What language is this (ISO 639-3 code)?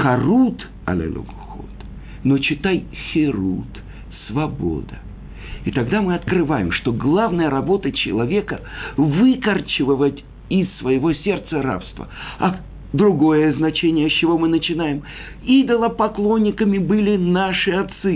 rus